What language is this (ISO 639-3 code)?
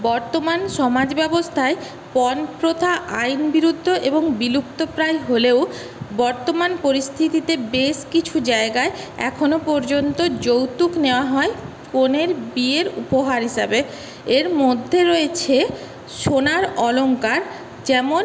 ben